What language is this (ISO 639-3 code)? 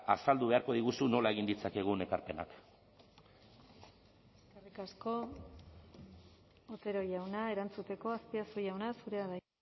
eus